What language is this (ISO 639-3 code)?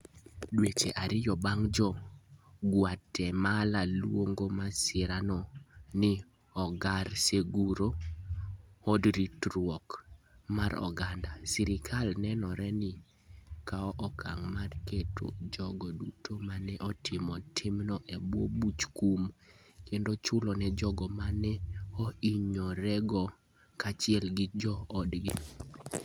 luo